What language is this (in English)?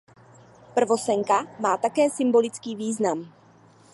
Czech